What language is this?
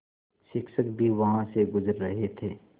Hindi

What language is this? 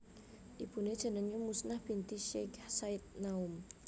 Javanese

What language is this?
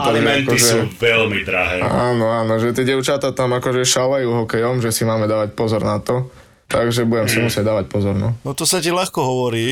Slovak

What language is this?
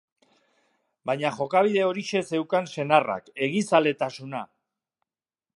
Basque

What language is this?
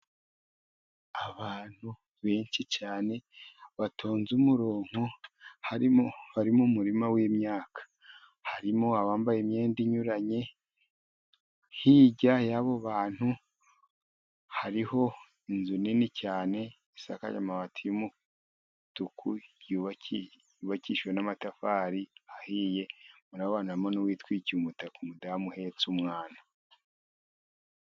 Kinyarwanda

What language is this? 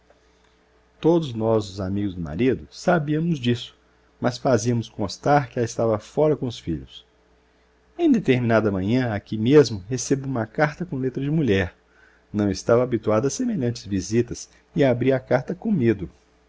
Portuguese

